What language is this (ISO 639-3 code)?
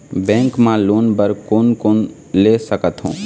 hne